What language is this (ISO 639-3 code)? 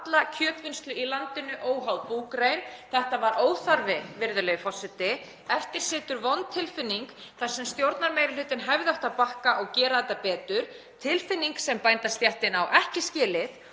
isl